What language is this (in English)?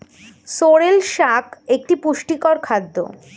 Bangla